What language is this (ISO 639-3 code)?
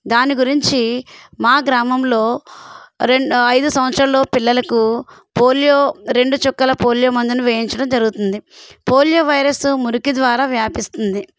tel